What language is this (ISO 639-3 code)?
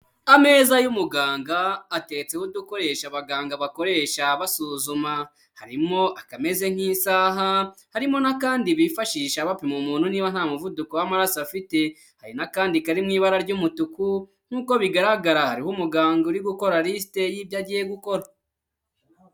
kin